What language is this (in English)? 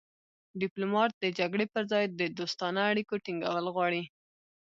Pashto